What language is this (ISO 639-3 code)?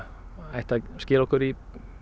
isl